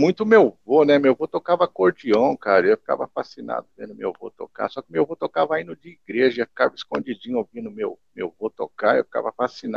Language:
Portuguese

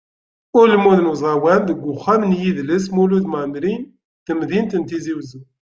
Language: Kabyle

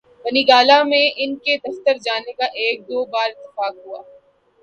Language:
Urdu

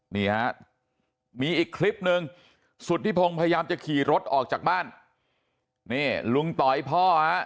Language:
Thai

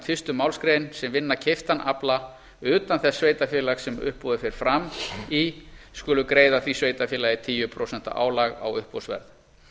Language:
Icelandic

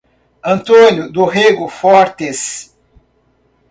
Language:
Portuguese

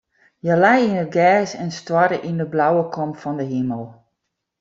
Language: Western Frisian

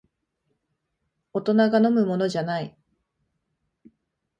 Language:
Japanese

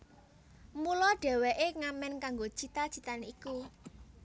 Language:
Javanese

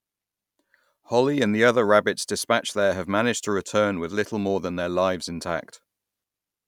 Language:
English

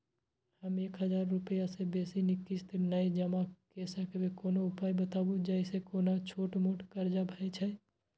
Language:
Maithili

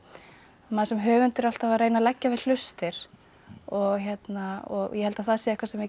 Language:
Icelandic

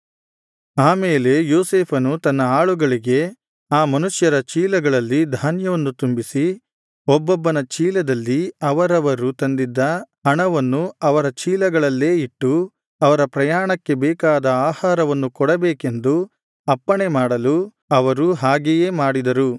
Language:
Kannada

